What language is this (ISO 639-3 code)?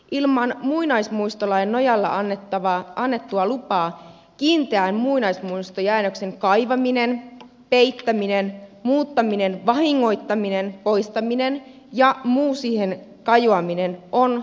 fin